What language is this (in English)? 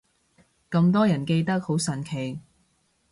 Cantonese